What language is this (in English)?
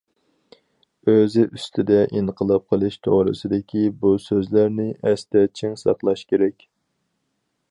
Uyghur